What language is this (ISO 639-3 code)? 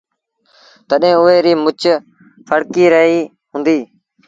sbn